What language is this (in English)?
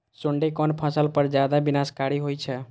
Maithili